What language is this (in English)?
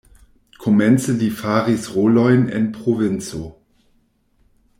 Esperanto